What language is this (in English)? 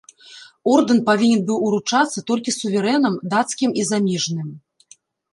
Belarusian